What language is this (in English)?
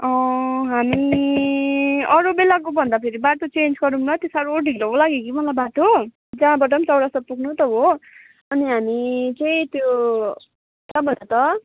Nepali